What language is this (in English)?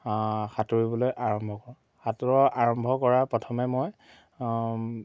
Assamese